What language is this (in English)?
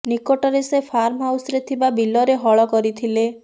Odia